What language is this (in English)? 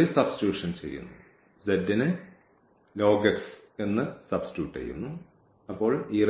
Malayalam